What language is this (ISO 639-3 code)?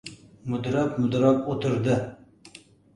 uzb